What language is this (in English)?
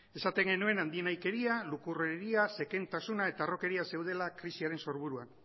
Basque